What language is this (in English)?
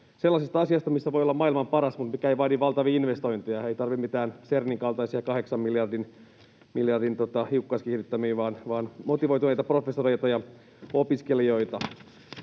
Finnish